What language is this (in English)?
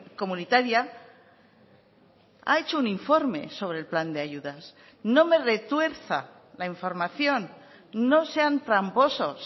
Spanish